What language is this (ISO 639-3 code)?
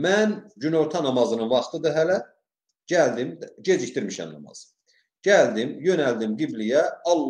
tur